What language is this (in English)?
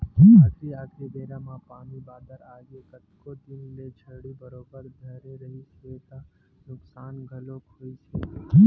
Chhattisgarhi